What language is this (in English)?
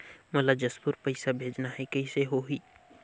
Chhattisgarhi